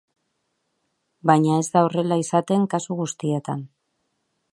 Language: Basque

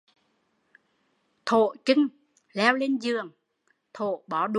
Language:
Vietnamese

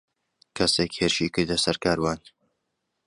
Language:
Central Kurdish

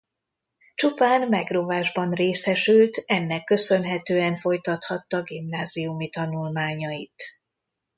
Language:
Hungarian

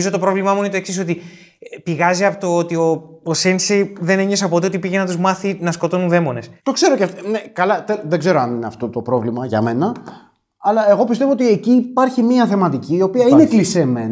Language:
Greek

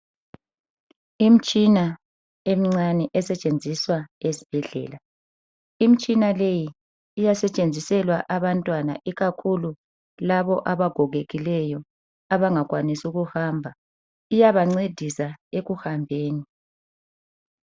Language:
North Ndebele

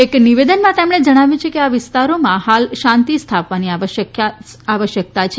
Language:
Gujarati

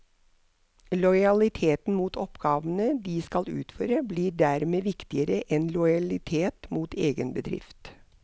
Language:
Norwegian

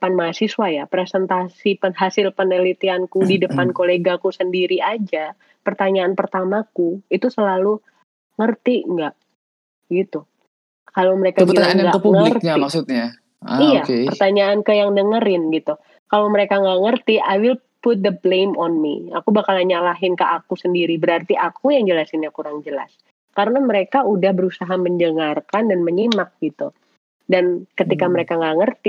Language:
Indonesian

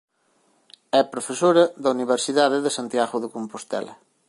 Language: Galician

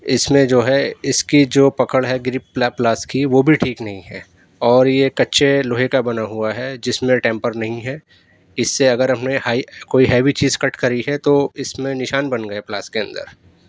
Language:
Urdu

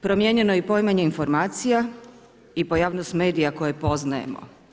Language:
Croatian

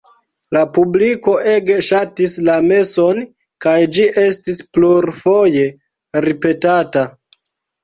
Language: Esperanto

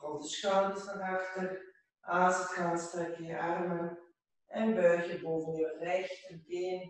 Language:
Dutch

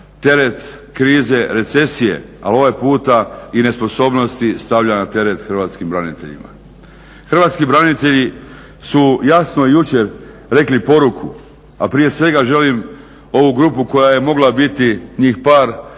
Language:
Croatian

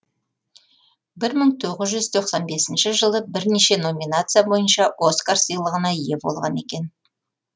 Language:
Kazakh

